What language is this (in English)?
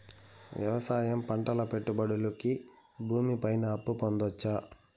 Telugu